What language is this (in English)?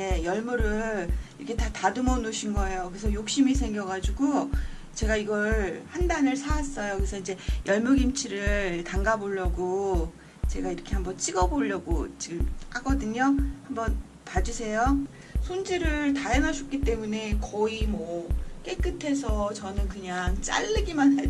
Korean